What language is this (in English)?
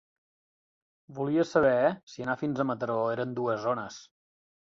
Catalan